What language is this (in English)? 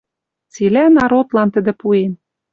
Western Mari